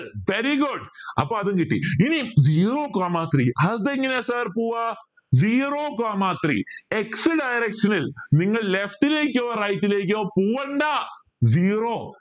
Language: Malayalam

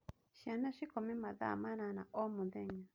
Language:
Kikuyu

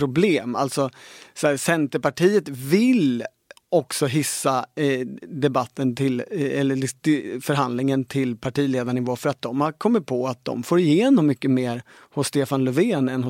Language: Swedish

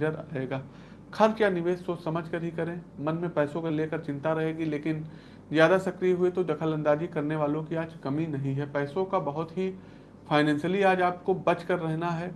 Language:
Hindi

